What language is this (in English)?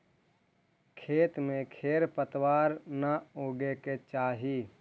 Magahi